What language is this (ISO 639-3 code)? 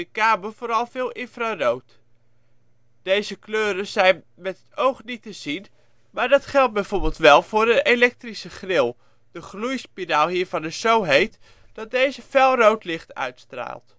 nld